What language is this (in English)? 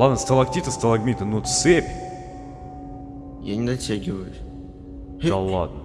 Russian